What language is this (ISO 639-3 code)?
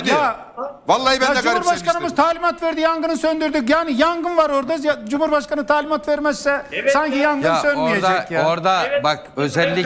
tur